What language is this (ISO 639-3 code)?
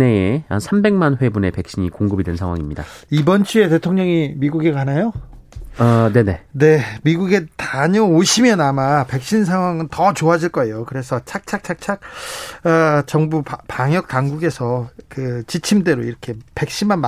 kor